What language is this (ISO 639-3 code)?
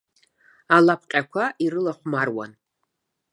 abk